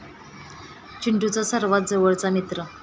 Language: Marathi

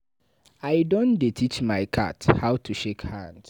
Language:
Nigerian Pidgin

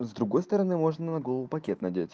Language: Russian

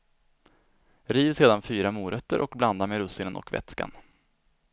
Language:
Swedish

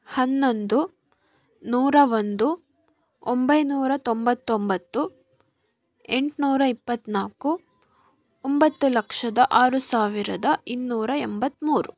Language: Kannada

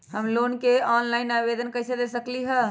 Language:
Magahi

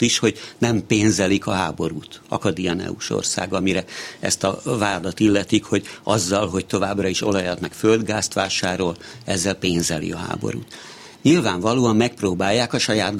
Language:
Hungarian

